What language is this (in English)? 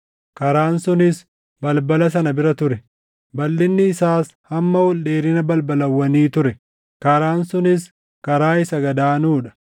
Oromo